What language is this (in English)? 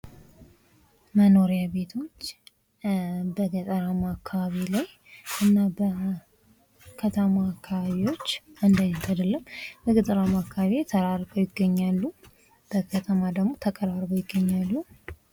Amharic